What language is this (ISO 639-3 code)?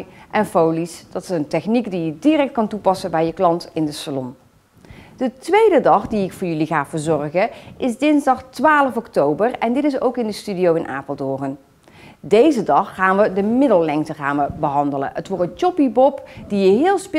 nld